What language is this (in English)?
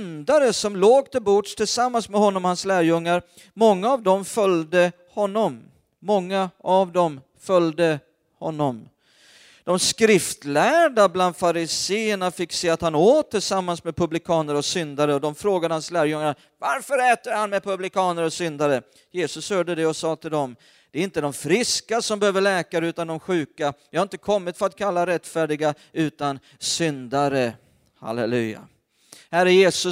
Swedish